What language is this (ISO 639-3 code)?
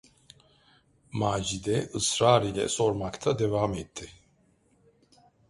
tur